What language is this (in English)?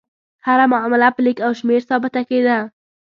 Pashto